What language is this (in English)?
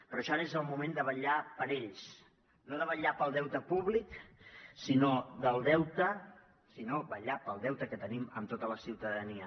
Catalan